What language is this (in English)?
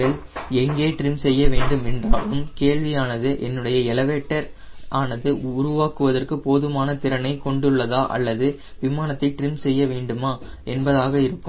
Tamil